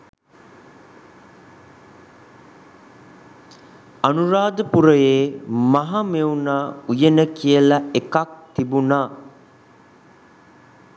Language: Sinhala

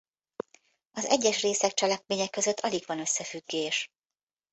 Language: Hungarian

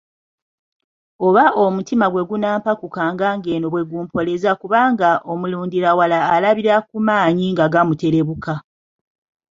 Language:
Ganda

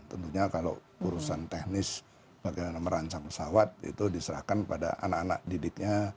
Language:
Indonesian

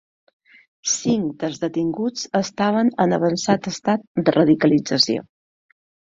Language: Catalan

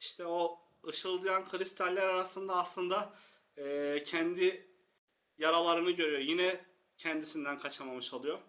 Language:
Turkish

